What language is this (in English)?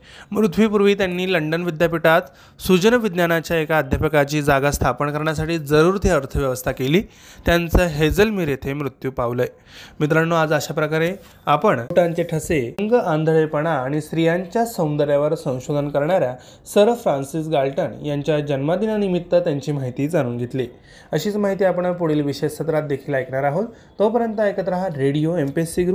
Marathi